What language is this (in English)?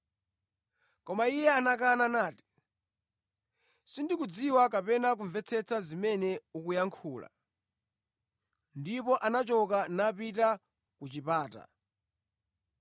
Nyanja